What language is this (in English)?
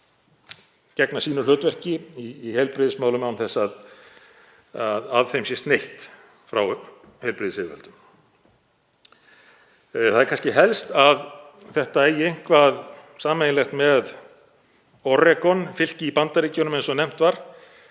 Icelandic